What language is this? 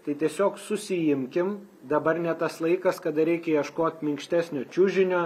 Lithuanian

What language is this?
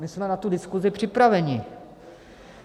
Czech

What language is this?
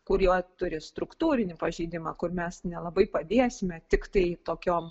Lithuanian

